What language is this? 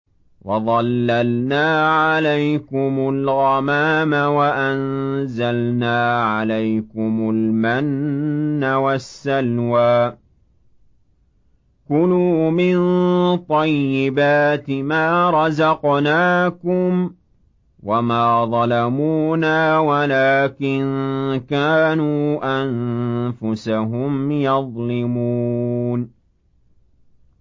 Arabic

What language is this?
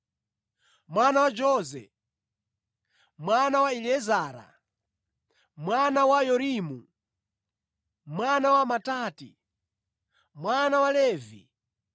Nyanja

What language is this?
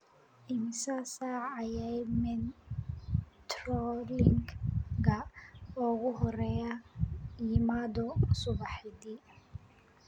Somali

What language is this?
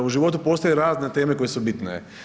Croatian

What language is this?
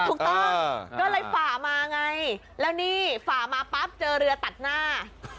Thai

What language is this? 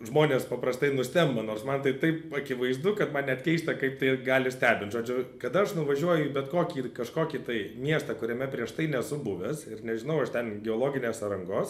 Lithuanian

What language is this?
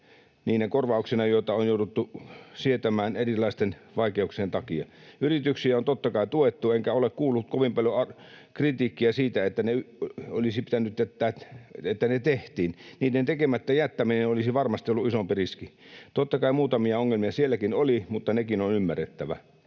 Finnish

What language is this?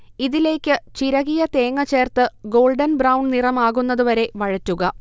Malayalam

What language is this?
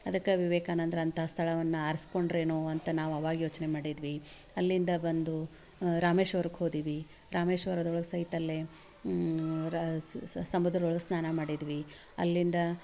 Kannada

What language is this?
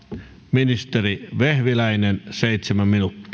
Finnish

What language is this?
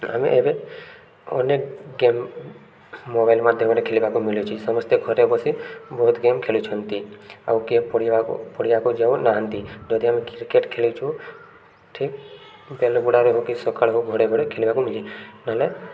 Odia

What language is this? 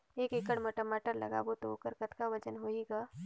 Chhattisgarhi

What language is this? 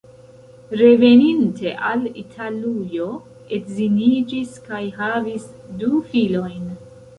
Esperanto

